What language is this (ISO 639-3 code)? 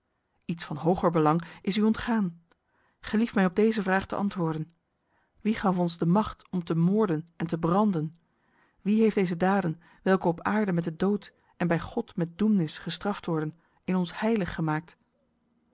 nld